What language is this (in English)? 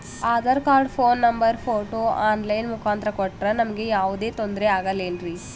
Kannada